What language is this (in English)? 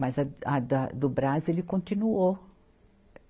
Portuguese